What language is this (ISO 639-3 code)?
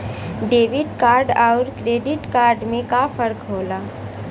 bho